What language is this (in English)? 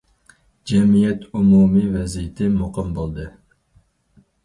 Uyghur